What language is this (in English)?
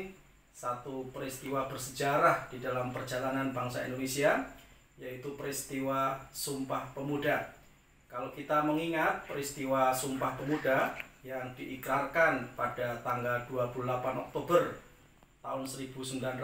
Indonesian